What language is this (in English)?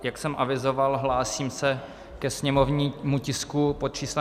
Czech